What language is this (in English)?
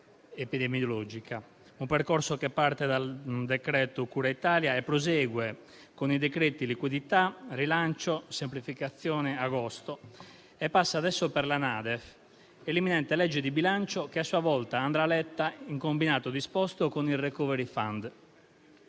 Italian